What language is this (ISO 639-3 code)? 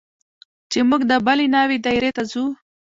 pus